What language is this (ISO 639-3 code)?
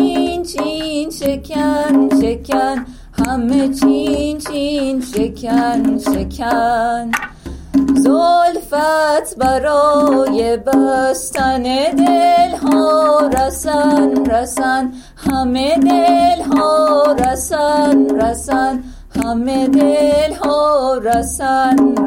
fas